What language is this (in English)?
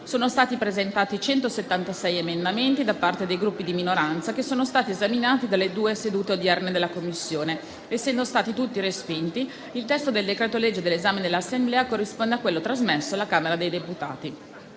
Italian